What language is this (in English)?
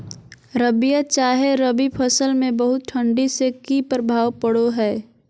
Magahi